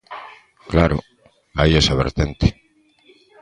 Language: Galician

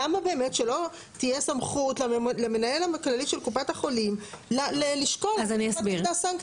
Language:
Hebrew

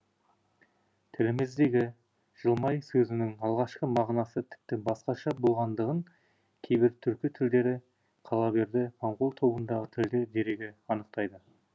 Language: Kazakh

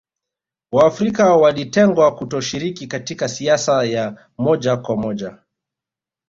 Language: Swahili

